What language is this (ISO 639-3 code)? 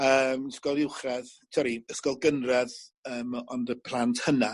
cym